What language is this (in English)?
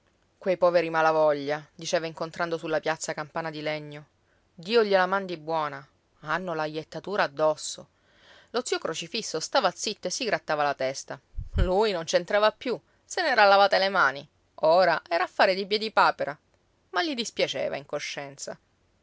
Italian